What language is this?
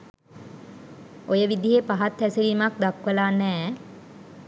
Sinhala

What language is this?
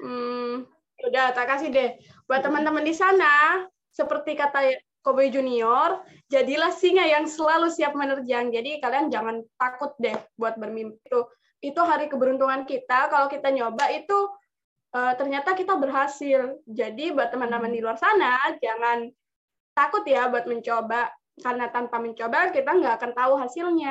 Indonesian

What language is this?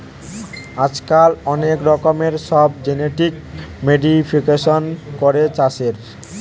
Bangla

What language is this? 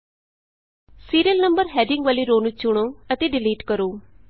Punjabi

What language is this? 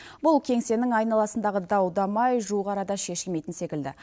Kazakh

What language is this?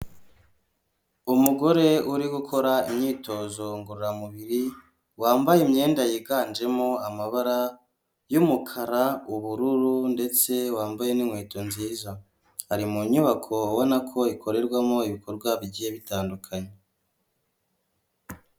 Kinyarwanda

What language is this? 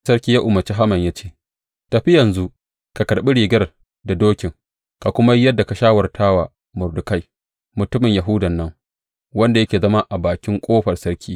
Hausa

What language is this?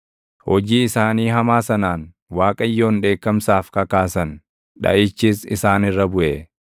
Oromo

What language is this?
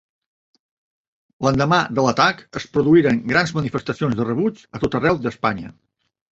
Catalan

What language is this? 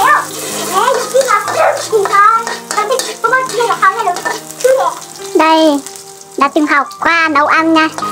Vietnamese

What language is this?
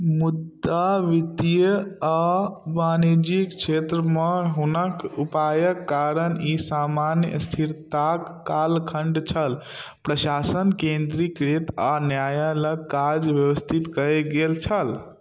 Maithili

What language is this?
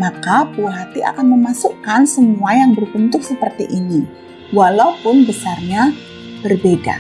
Indonesian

